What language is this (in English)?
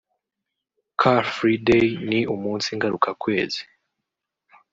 Kinyarwanda